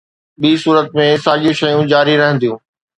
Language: Sindhi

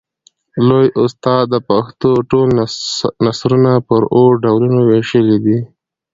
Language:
Pashto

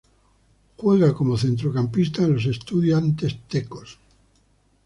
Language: Spanish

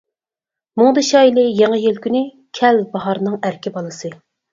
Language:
Uyghur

